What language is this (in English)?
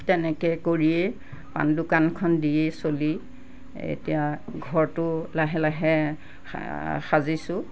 Assamese